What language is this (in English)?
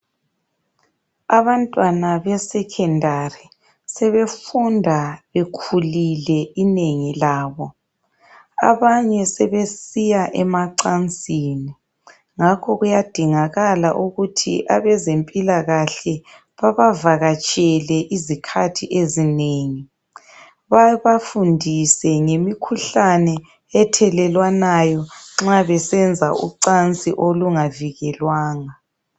North Ndebele